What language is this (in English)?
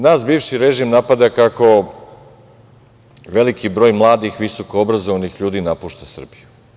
Serbian